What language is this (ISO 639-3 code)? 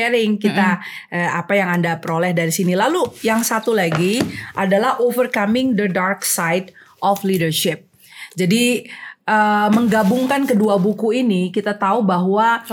ind